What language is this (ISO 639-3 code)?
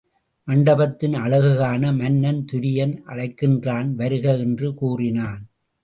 tam